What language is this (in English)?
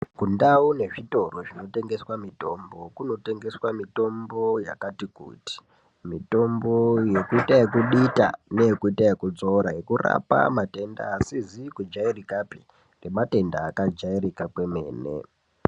Ndau